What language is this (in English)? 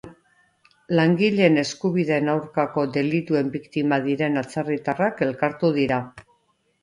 Basque